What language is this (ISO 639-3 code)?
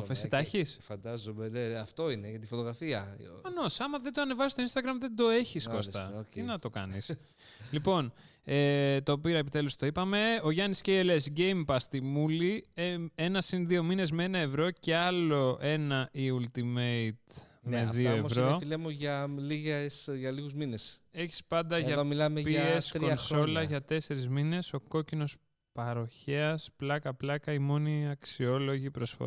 ell